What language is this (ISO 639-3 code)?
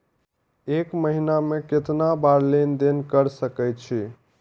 mai